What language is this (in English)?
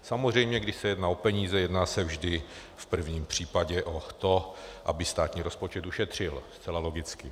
Czech